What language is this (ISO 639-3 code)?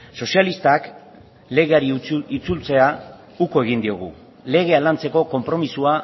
eus